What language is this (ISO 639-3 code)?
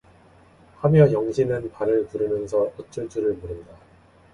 kor